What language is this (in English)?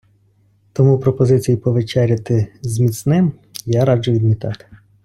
Ukrainian